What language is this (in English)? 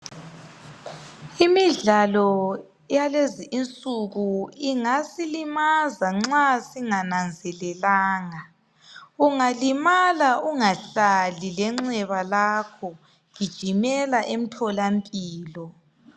North Ndebele